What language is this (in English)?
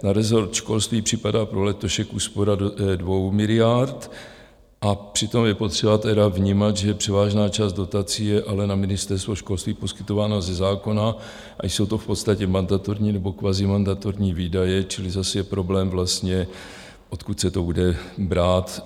Czech